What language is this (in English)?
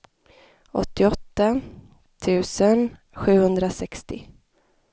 Swedish